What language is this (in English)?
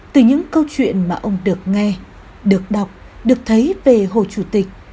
Vietnamese